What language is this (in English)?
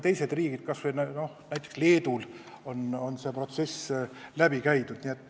Estonian